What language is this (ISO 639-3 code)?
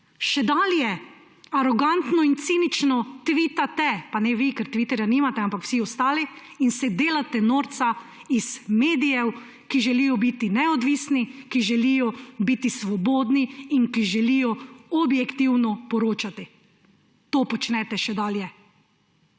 slv